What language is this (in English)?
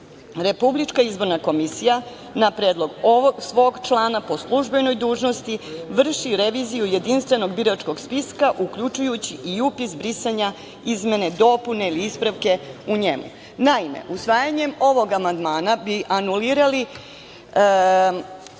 Serbian